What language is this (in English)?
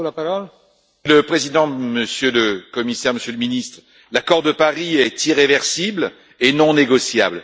French